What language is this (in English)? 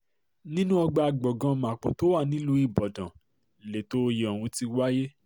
Yoruba